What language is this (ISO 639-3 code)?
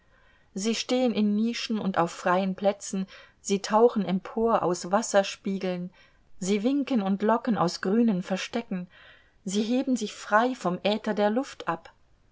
deu